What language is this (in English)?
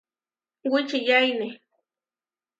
Huarijio